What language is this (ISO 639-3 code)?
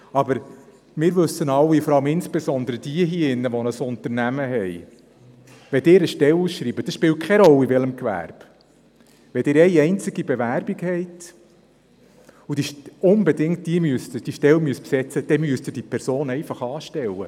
gsw